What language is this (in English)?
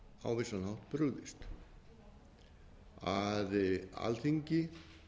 Icelandic